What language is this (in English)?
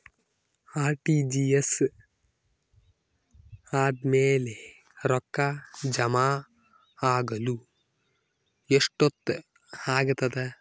Kannada